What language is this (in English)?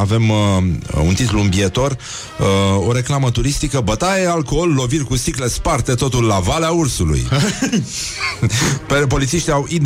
Romanian